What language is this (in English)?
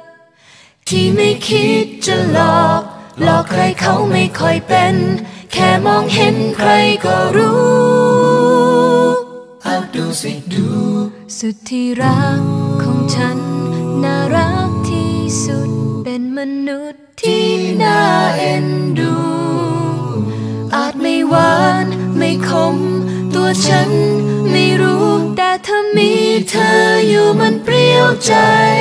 Thai